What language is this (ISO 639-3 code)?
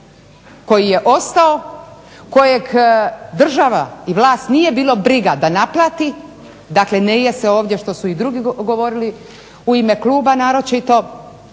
hrv